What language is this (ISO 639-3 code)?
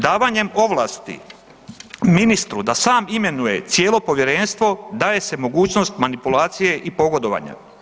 hrv